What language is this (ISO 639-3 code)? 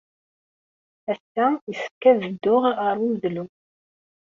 kab